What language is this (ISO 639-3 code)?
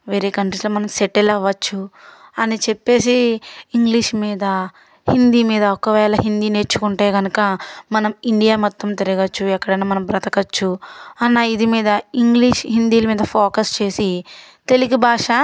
tel